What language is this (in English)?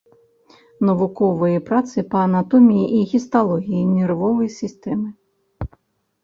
Belarusian